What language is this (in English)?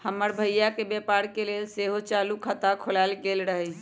Magahi